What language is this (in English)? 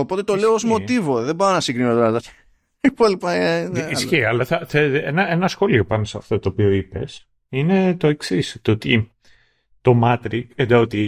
Greek